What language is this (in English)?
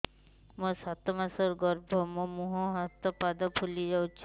Odia